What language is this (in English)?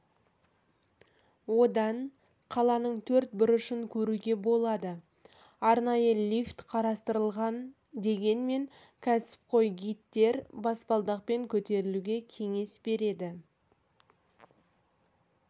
Kazakh